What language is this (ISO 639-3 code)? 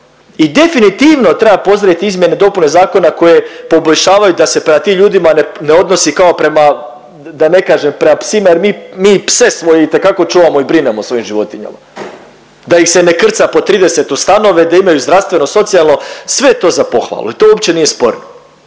hrv